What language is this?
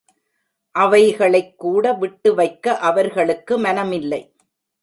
Tamil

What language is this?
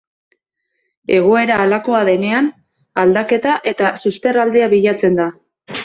Basque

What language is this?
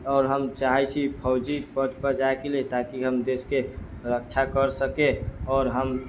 Maithili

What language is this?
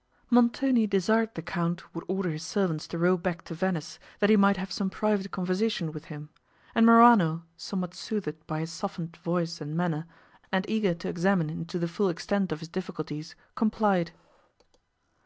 English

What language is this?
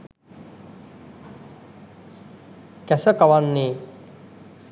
Sinhala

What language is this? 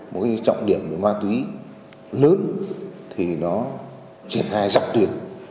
Vietnamese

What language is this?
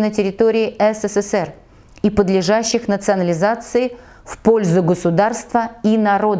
Russian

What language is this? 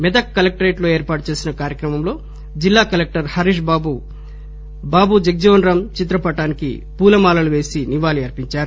Telugu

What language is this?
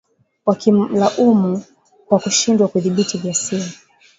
Swahili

